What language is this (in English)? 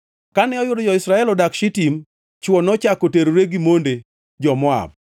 Luo (Kenya and Tanzania)